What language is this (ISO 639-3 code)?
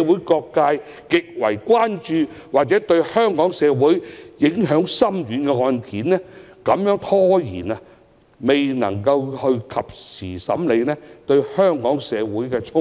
yue